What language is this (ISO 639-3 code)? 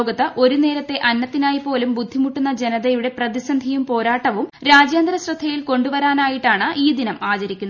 mal